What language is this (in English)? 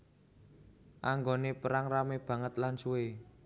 Javanese